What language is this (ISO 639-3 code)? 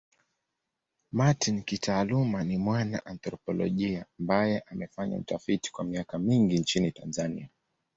swa